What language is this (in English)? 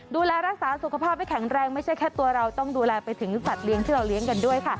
Thai